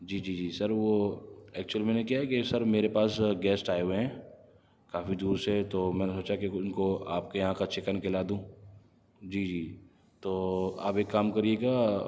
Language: Urdu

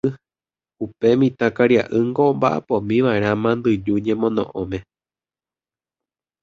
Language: Guarani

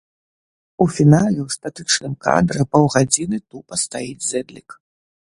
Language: Belarusian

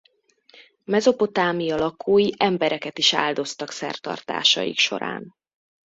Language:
Hungarian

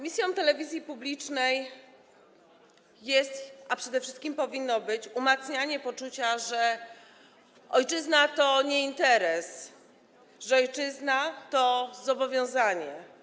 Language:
Polish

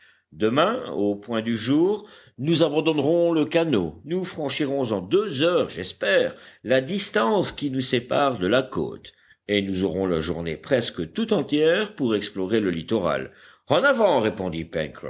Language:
French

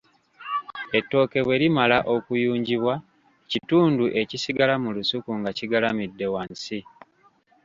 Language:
Ganda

